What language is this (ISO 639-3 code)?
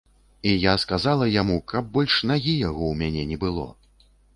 bel